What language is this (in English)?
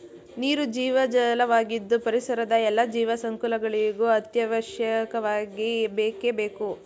Kannada